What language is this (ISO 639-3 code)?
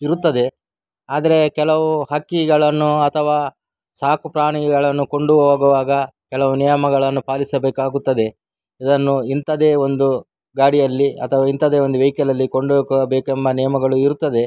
kan